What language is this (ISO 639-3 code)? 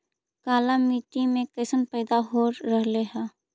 mag